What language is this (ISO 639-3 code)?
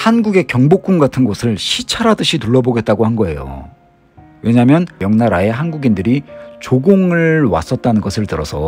kor